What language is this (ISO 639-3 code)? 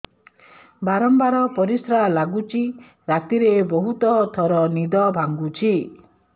ori